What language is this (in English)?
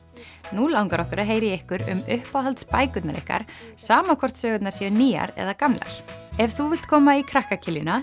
Icelandic